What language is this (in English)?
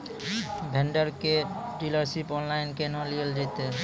Maithili